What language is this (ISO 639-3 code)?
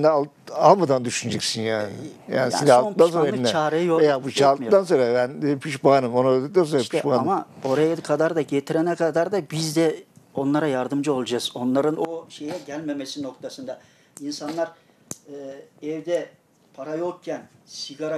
tur